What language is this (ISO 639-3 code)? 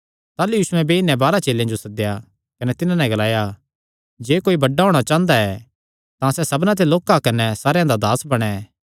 xnr